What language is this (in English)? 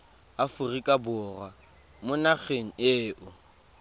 Tswana